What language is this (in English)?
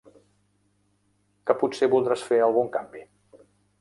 Catalan